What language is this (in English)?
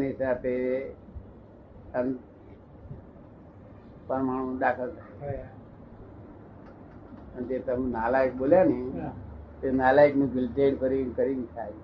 Gujarati